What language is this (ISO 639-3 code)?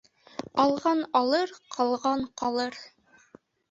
bak